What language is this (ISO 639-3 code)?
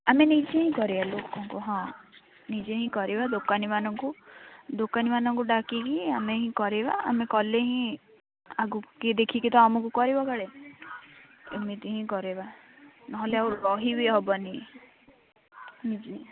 ori